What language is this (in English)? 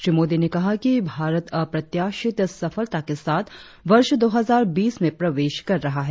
Hindi